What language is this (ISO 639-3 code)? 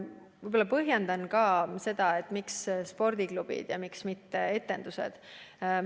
est